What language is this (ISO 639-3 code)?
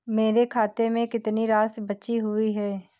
hin